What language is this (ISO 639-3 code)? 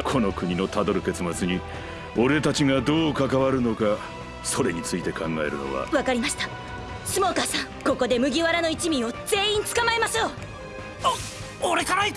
jpn